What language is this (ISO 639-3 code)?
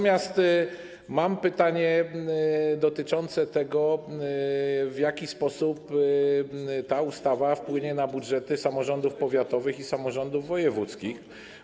pol